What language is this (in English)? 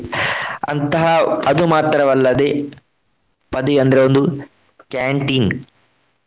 Kannada